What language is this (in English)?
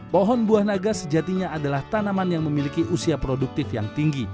Indonesian